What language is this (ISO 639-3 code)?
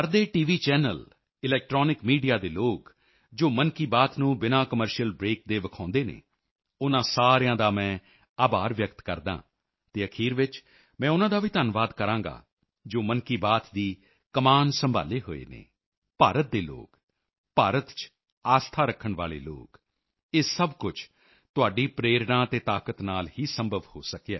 pan